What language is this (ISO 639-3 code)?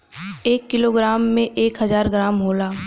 bho